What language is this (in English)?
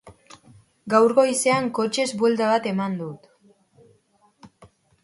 Basque